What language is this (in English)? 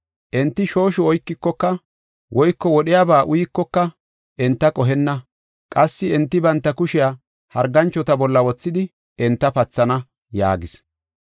Gofa